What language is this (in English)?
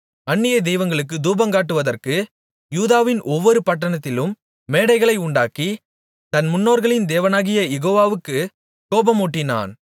Tamil